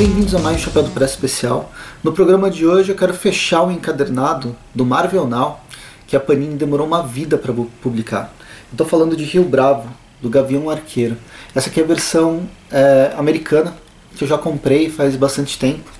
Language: Portuguese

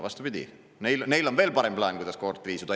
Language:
Estonian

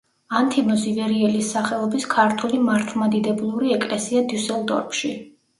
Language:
Georgian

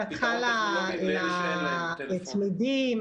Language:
Hebrew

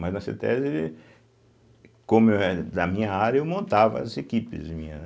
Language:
Portuguese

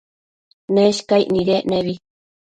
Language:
Matsés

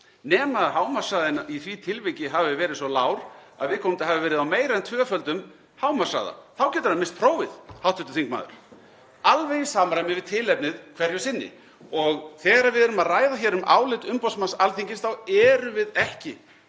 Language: Icelandic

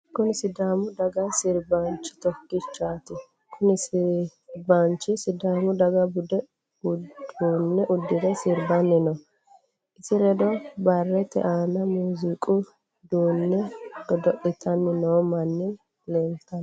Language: Sidamo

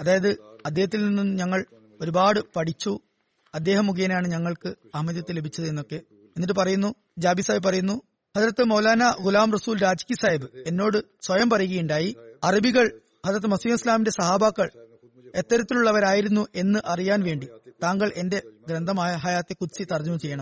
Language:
Malayalam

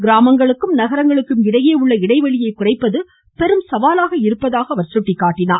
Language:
Tamil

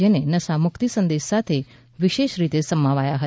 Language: Gujarati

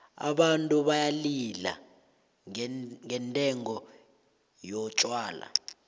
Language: South Ndebele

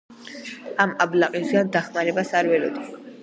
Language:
Georgian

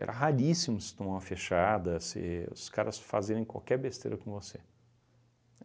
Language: Portuguese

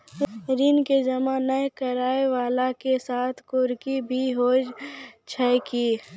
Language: Maithili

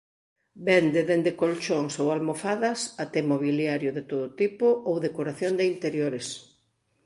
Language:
Galician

